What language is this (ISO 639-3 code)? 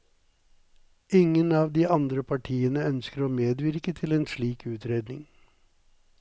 nor